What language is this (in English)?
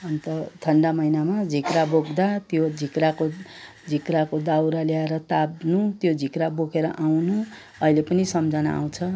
Nepali